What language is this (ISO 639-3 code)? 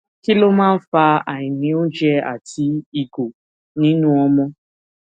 yor